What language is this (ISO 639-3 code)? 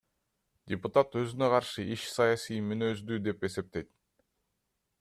kir